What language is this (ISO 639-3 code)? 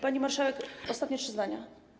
pol